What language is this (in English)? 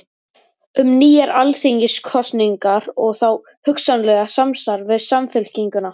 Icelandic